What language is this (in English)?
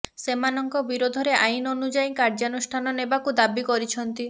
Odia